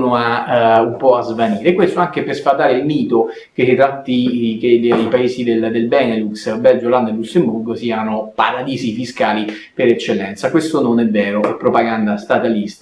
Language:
Italian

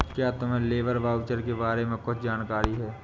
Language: Hindi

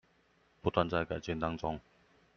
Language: Chinese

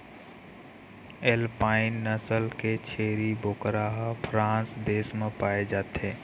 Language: Chhattisgarhi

